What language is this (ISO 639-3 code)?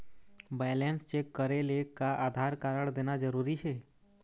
hne